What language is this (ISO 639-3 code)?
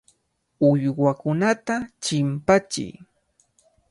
qvl